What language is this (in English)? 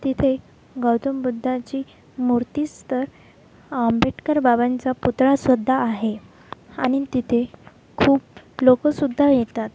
Marathi